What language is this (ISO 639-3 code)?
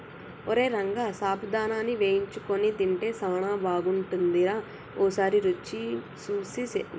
tel